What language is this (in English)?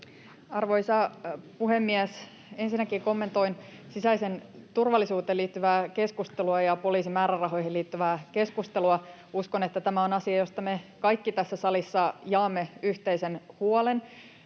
Finnish